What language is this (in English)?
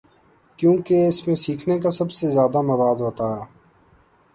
Urdu